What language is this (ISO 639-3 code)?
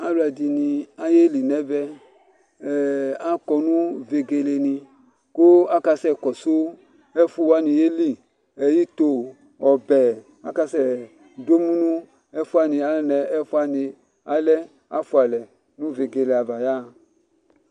kpo